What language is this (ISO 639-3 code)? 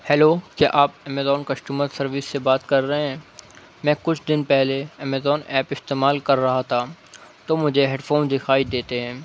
urd